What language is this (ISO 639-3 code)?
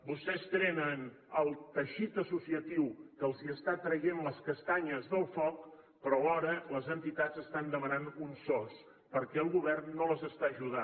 cat